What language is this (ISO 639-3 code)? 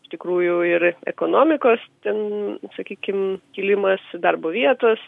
lit